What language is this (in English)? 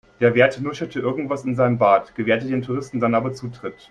German